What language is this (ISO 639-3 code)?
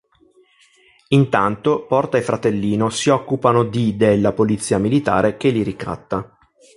ita